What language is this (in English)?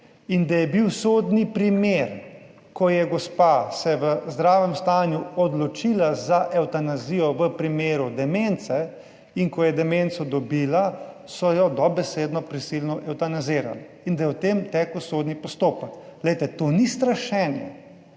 Slovenian